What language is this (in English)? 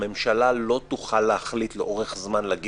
Hebrew